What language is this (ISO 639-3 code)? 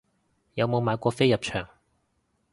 yue